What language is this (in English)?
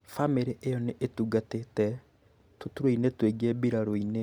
Kikuyu